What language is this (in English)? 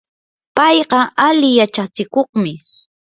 Yanahuanca Pasco Quechua